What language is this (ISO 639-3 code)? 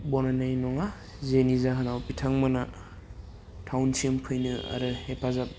brx